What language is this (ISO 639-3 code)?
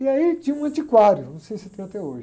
por